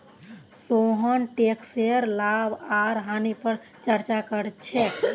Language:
Magahi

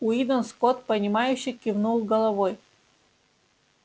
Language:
Russian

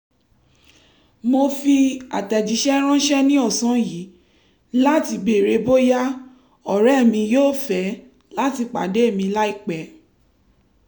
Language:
Yoruba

